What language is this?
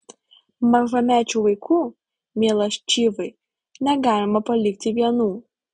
Lithuanian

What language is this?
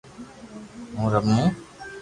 Loarki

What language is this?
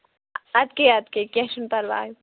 Kashmiri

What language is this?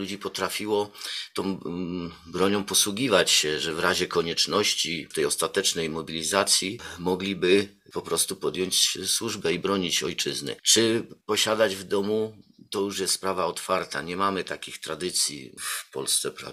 Polish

